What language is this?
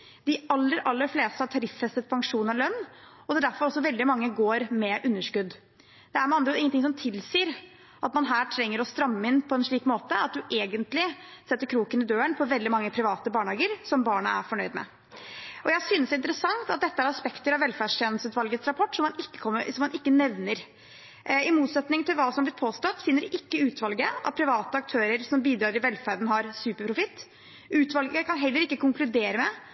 Norwegian Bokmål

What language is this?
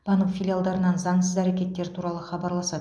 Kazakh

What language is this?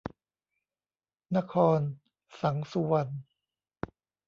Thai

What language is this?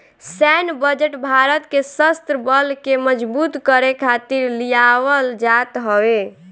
Bhojpuri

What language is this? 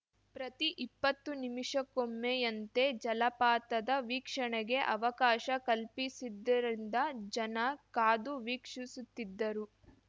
Kannada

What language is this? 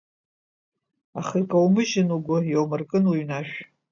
Abkhazian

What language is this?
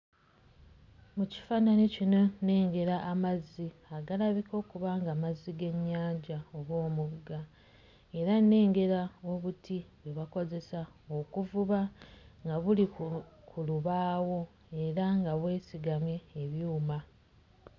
Ganda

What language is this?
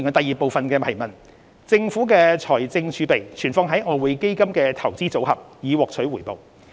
Cantonese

